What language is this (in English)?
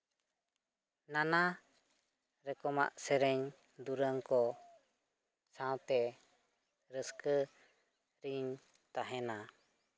Santali